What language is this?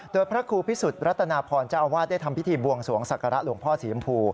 Thai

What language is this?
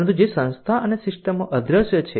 Gujarati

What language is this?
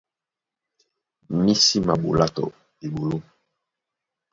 Duala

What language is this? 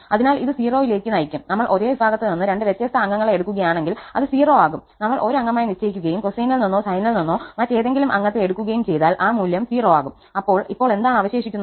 Malayalam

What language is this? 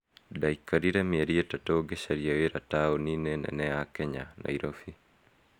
Kikuyu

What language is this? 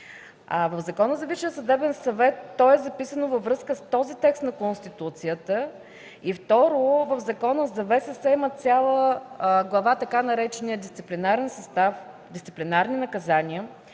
Bulgarian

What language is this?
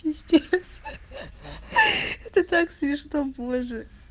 Russian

